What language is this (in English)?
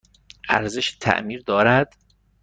Persian